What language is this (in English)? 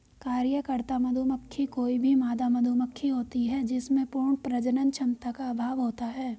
Hindi